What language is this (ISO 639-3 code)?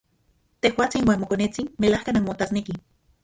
ncx